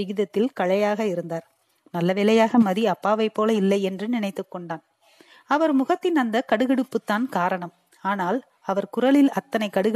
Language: Tamil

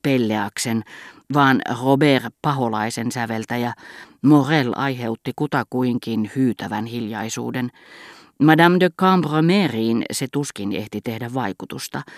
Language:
Finnish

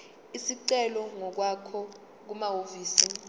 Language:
Zulu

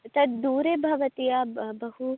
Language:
Sanskrit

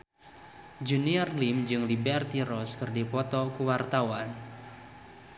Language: Sundanese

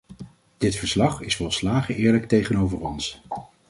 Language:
Dutch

